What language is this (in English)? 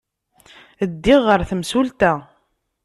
Kabyle